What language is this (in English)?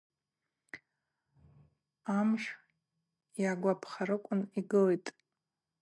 Abaza